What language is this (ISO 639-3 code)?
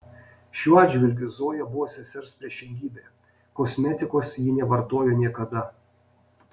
lit